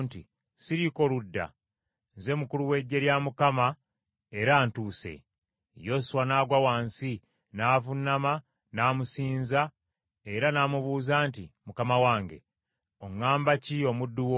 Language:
Ganda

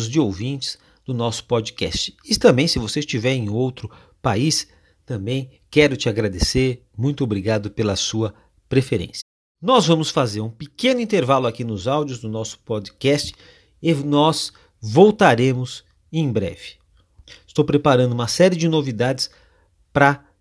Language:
Portuguese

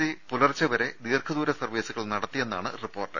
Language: Malayalam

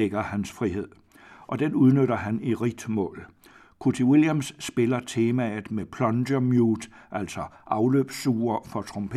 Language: Danish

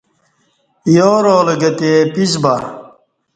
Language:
Kati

